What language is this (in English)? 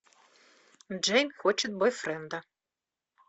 Russian